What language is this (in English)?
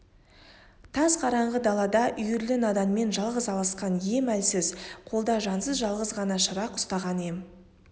Kazakh